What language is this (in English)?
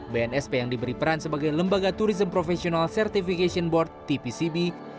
Indonesian